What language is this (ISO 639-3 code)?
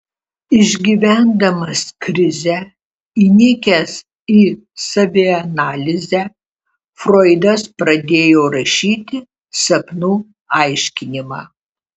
lit